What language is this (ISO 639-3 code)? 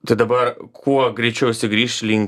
lit